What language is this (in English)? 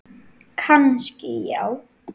Icelandic